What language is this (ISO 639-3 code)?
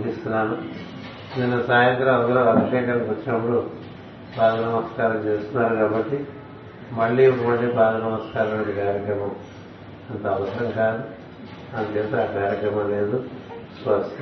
tel